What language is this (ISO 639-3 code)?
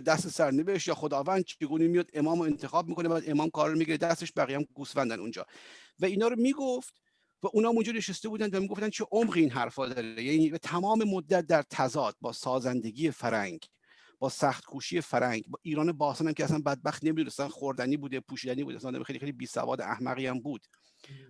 fas